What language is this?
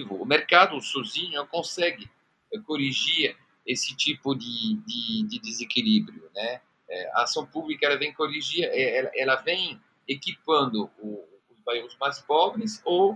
Portuguese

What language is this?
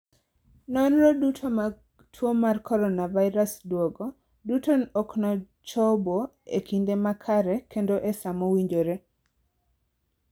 Luo (Kenya and Tanzania)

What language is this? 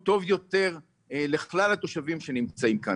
Hebrew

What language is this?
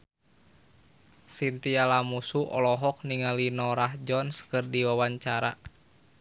Sundanese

